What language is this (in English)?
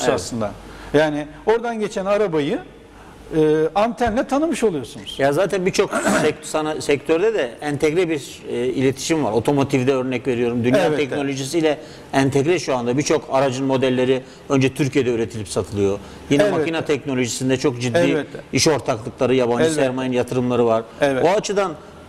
Turkish